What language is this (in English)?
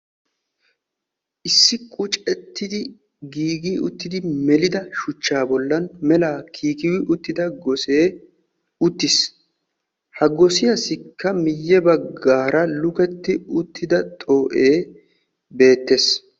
Wolaytta